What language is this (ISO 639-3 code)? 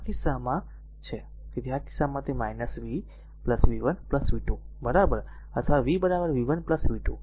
guj